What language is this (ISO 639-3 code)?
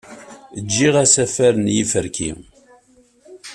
kab